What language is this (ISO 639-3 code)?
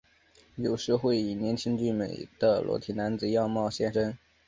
zho